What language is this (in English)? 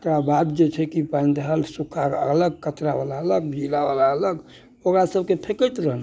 Maithili